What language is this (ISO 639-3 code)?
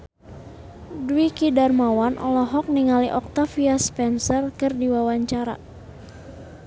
sun